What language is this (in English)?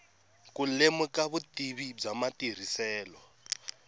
Tsonga